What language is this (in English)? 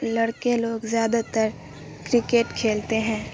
Urdu